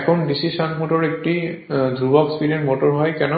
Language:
Bangla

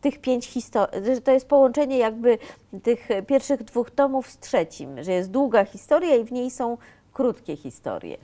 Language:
Polish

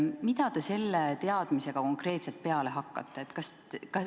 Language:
Estonian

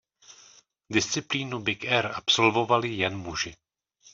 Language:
Czech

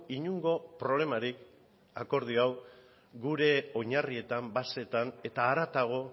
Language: Basque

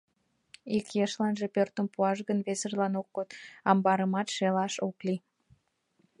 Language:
Mari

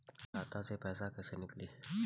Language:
Bhojpuri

